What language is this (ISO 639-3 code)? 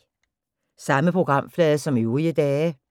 dan